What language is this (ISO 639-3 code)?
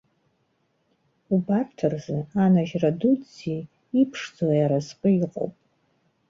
abk